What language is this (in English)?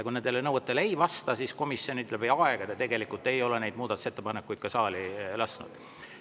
Estonian